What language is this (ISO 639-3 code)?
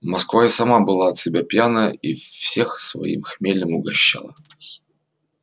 rus